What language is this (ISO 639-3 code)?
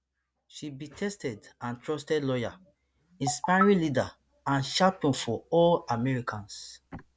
pcm